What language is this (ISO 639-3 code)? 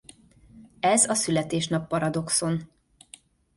hun